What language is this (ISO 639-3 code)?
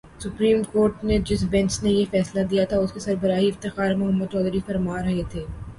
urd